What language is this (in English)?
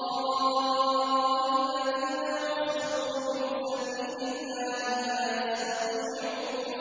Arabic